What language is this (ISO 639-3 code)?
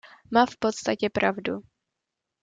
ces